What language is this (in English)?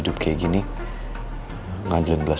Indonesian